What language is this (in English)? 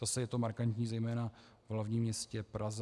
Czech